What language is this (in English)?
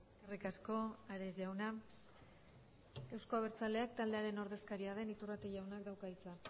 Basque